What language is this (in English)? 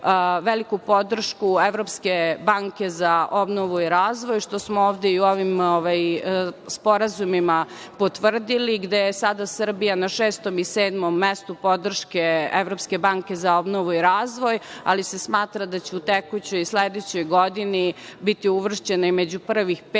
Serbian